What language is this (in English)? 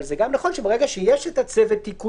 Hebrew